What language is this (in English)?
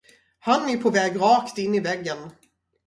Swedish